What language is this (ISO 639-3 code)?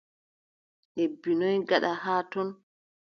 fub